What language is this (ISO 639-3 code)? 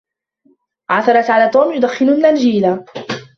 ara